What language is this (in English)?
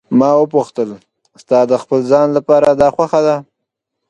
Pashto